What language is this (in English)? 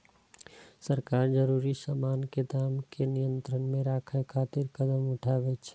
Maithili